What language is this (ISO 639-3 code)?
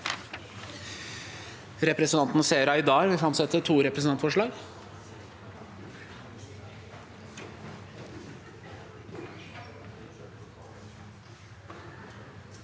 nor